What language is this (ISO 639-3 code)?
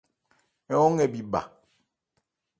ebr